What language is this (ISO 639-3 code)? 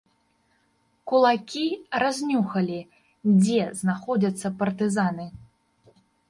bel